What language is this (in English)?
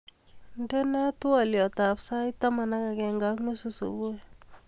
Kalenjin